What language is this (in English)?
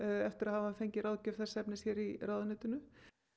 Icelandic